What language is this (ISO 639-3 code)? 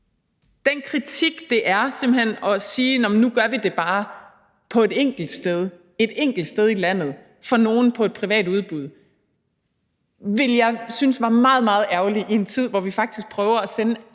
dan